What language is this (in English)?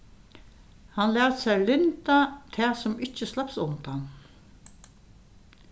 Faroese